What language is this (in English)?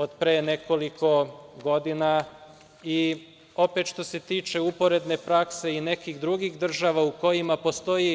Serbian